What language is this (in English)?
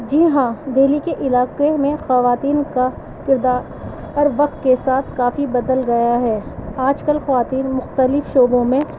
Urdu